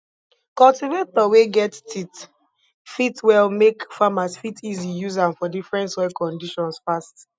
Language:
Nigerian Pidgin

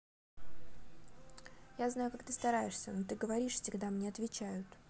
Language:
Russian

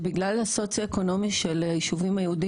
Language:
Hebrew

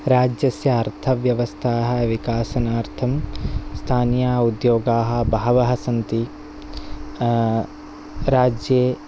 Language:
Sanskrit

